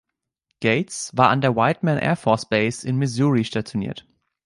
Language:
German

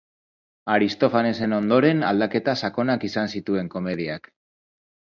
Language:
Basque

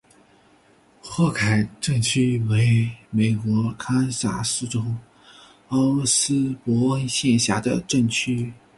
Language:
Chinese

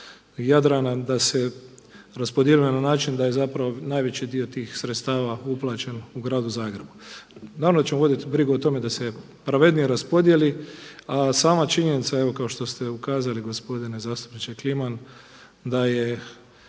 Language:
Croatian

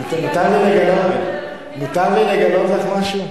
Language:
Hebrew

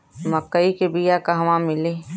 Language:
Bhojpuri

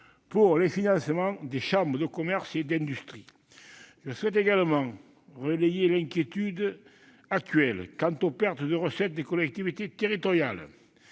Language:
French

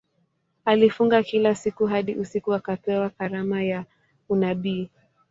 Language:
Swahili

